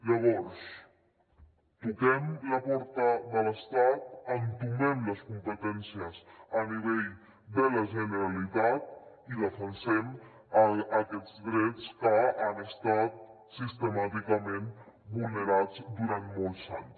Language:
Catalan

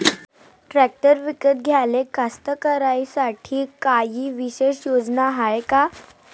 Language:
Marathi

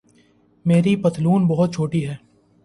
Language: Urdu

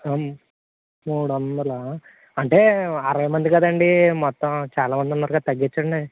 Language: Telugu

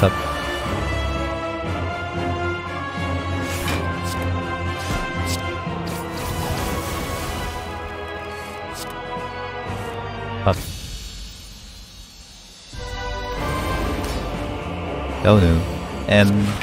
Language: Korean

